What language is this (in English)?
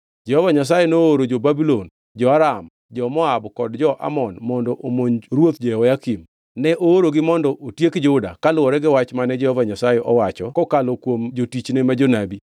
Luo (Kenya and Tanzania)